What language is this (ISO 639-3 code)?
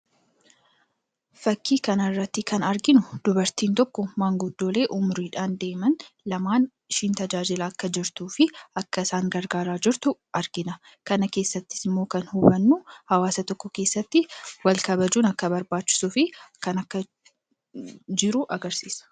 orm